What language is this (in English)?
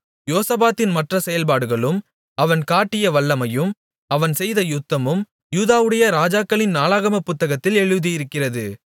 Tamil